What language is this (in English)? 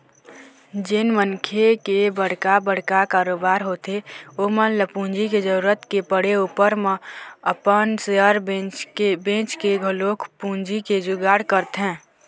Chhattisgarhi